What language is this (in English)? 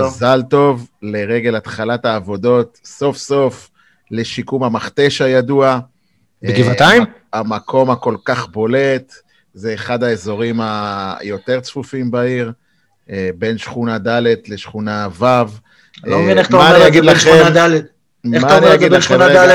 Hebrew